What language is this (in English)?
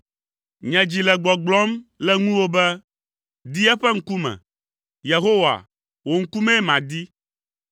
Ewe